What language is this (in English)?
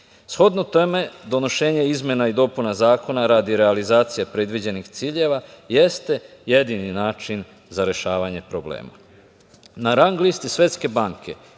Serbian